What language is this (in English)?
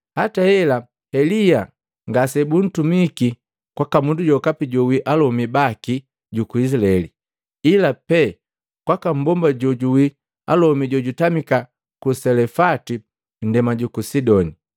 Matengo